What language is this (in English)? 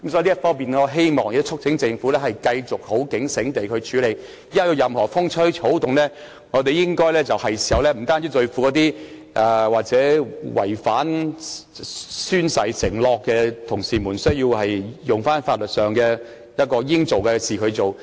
Cantonese